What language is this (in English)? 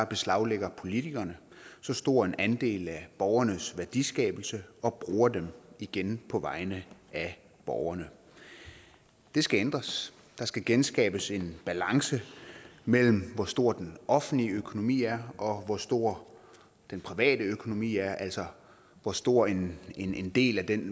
Danish